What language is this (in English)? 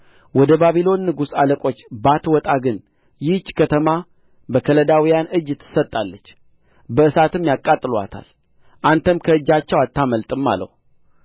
Amharic